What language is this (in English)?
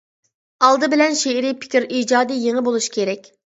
Uyghur